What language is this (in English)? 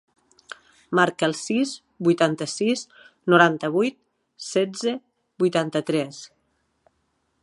Catalan